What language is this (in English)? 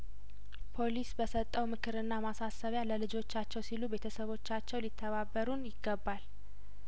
Amharic